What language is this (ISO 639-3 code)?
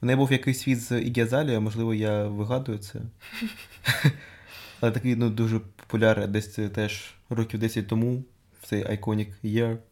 ukr